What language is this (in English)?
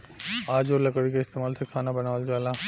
Bhojpuri